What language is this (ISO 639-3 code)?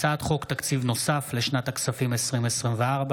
heb